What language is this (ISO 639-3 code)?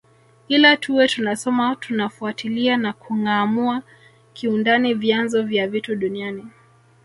swa